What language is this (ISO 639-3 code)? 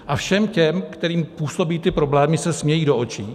ces